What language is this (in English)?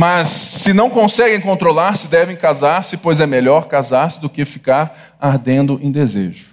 Portuguese